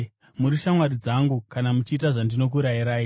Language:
Shona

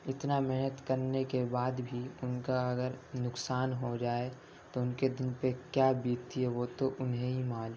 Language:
Urdu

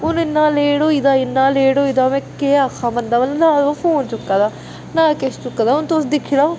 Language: Dogri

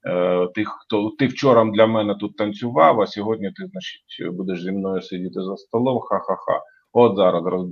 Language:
Ukrainian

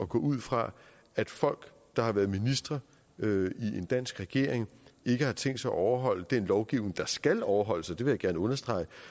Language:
Danish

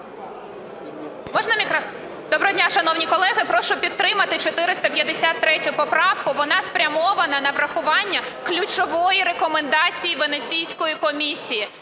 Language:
Ukrainian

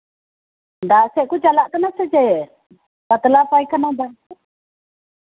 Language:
Santali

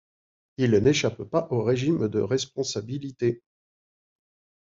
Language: French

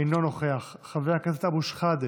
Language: Hebrew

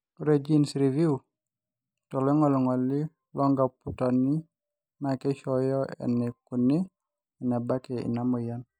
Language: Masai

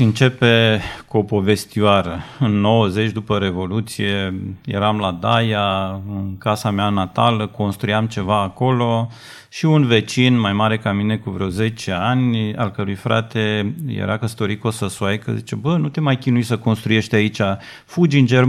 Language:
Romanian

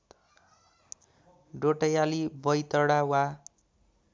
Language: Nepali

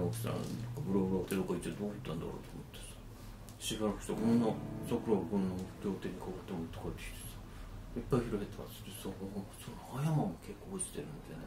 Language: Japanese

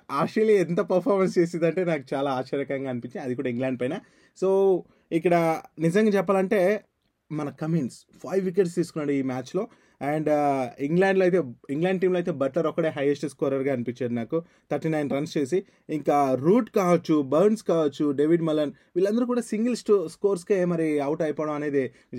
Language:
Telugu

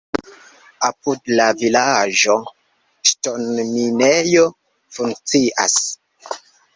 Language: Esperanto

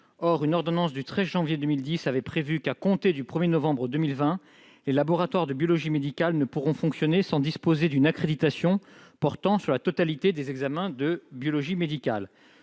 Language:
French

